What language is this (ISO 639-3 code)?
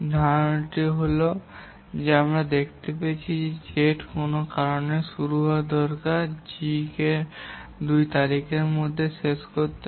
ben